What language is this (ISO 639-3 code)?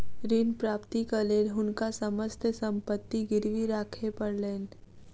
mai